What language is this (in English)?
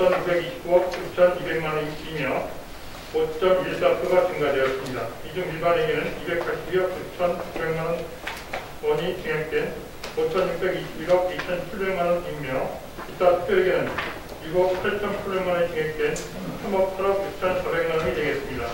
Korean